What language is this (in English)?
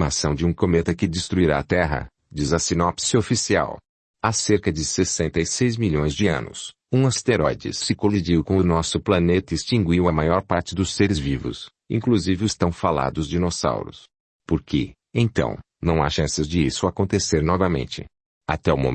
Portuguese